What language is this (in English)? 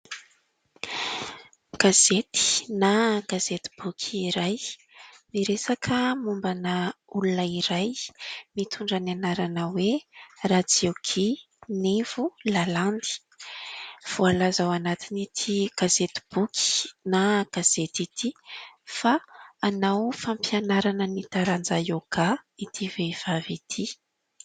Malagasy